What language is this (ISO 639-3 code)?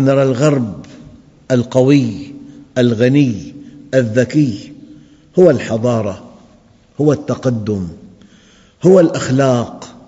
ara